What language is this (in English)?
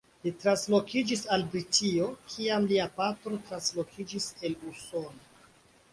Esperanto